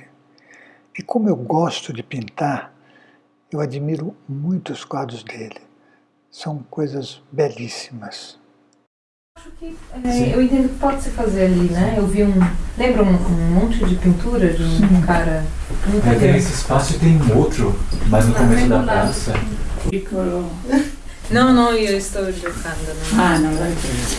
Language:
Portuguese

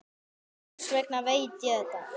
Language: Icelandic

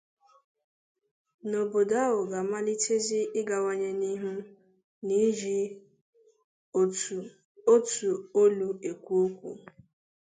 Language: Igbo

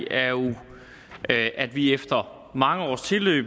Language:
Danish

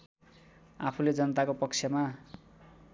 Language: Nepali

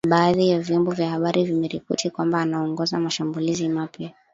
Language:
Swahili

